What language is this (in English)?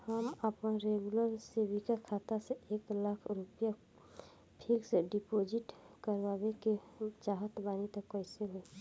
Bhojpuri